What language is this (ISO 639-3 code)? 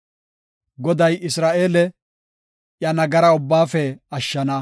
gof